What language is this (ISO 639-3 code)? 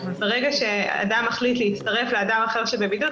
heb